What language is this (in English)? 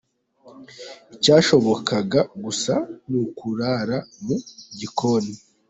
Kinyarwanda